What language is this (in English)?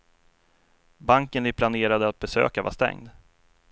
Swedish